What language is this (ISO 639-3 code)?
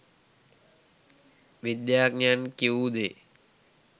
sin